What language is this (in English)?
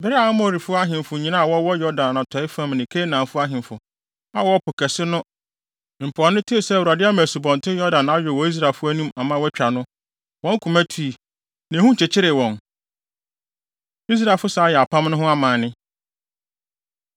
Akan